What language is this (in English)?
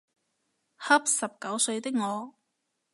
Cantonese